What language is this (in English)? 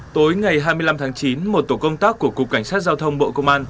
Vietnamese